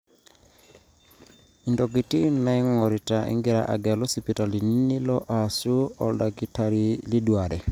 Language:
Masai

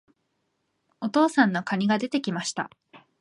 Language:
Japanese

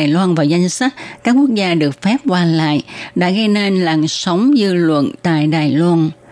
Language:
Vietnamese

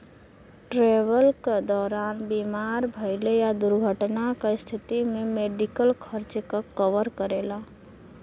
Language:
Bhojpuri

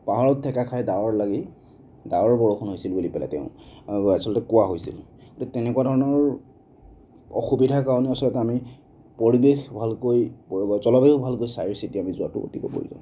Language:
Assamese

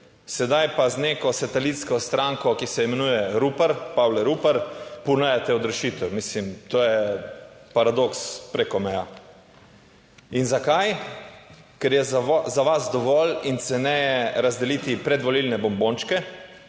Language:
Slovenian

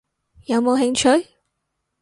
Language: Cantonese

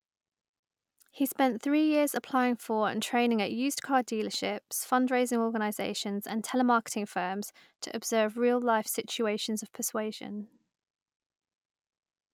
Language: English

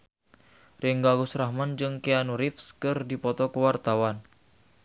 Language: Sundanese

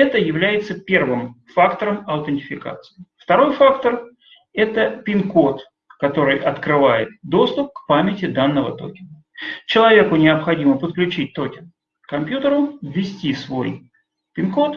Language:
Russian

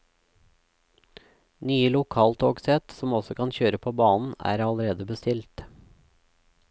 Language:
Norwegian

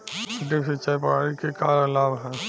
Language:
Bhojpuri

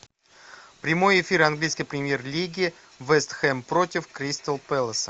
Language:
Russian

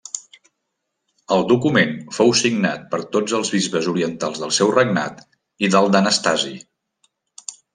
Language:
Catalan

